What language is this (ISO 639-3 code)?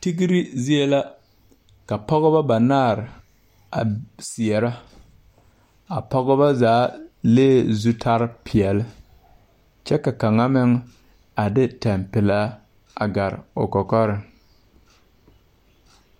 dga